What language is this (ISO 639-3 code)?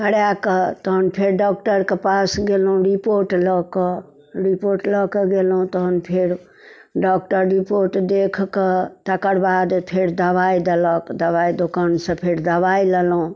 mai